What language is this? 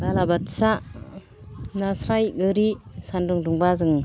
Bodo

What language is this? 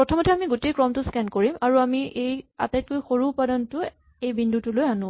Assamese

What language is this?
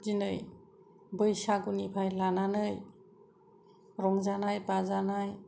Bodo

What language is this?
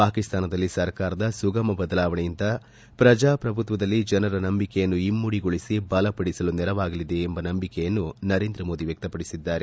Kannada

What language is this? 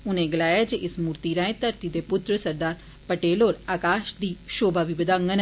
Dogri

